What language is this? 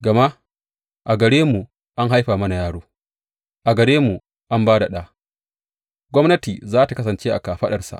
Hausa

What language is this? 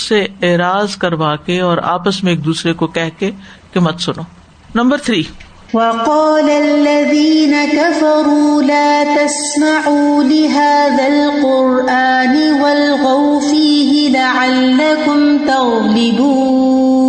Urdu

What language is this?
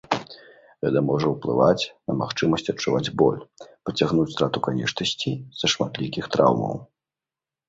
Belarusian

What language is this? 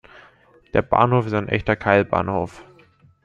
German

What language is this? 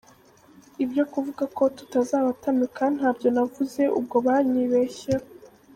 Kinyarwanda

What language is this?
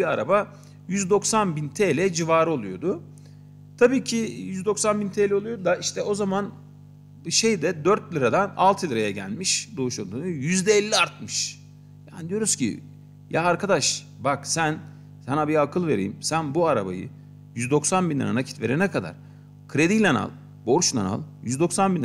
Turkish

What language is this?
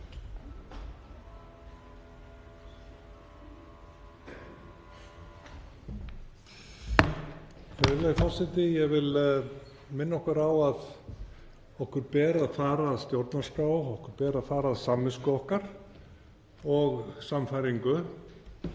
Icelandic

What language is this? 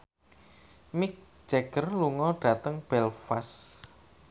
Javanese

